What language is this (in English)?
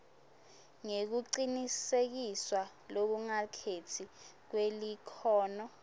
Swati